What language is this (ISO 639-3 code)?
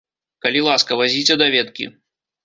bel